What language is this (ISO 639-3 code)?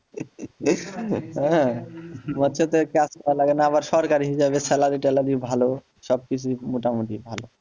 ben